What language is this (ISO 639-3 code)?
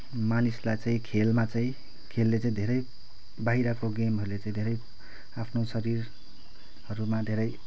nep